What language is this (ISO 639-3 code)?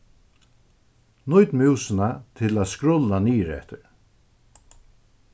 fao